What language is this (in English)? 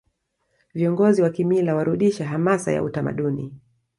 Swahili